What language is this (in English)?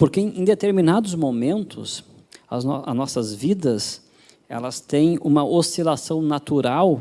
Portuguese